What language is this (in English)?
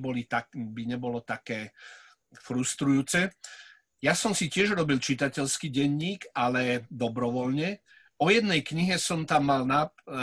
Slovak